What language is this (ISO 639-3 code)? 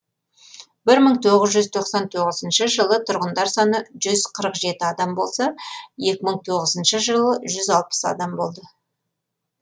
kaz